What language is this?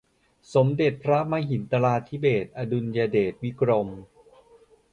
Thai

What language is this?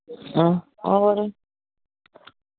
Dogri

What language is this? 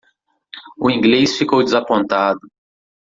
Portuguese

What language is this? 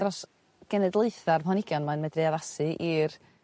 Welsh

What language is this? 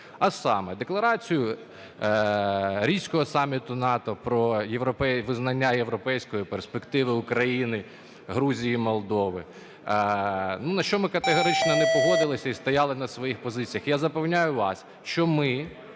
Ukrainian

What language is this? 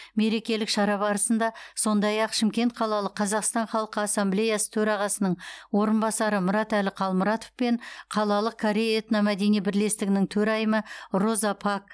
Kazakh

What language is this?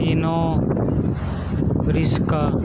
Punjabi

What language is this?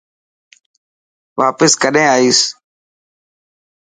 Dhatki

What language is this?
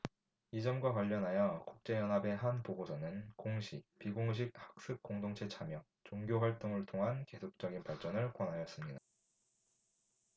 Korean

